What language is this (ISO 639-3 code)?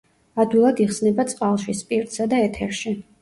kat